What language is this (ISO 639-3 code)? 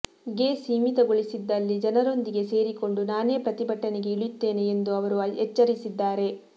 kan